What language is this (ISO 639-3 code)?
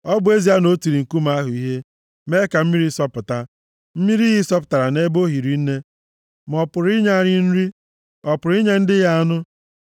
ibo